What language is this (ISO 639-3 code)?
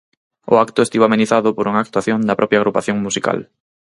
glg